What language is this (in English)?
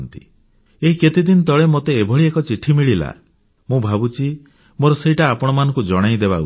Odia